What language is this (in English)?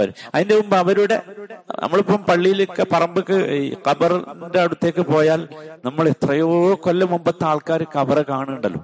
Malayalam